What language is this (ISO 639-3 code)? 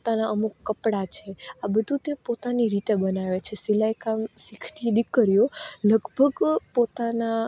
guj